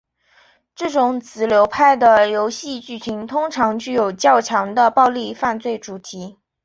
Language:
Chinese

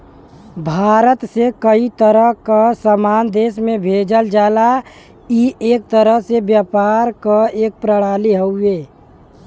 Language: Bhojpuri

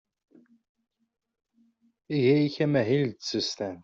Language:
Kabyle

